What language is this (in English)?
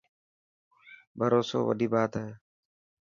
Dhatki